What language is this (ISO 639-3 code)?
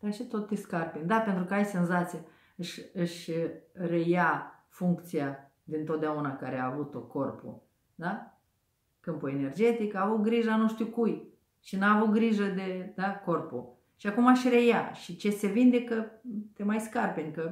ron